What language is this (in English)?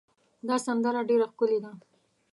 Pashto